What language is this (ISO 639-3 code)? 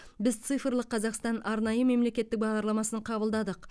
kaz